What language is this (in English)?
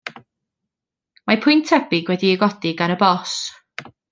Welsh